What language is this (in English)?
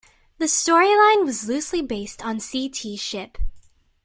English